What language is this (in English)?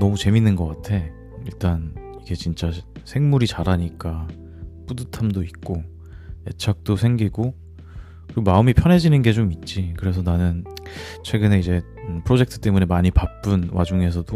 Korean